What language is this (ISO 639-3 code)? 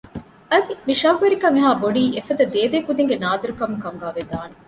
div